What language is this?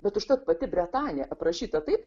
Lithuanian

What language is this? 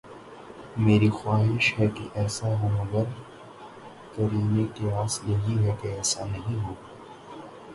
Urdu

